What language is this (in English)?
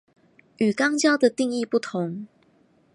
Chinese